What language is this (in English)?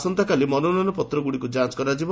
Odia